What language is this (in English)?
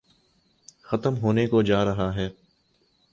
Urdu